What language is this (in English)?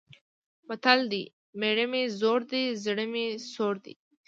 Pashto